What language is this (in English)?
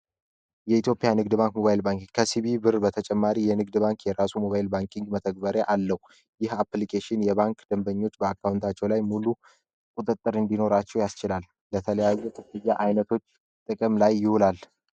Amharic